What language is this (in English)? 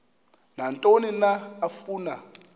Xhosa